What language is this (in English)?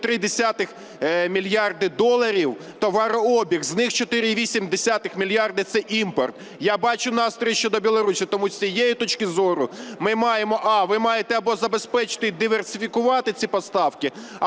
Ukrainian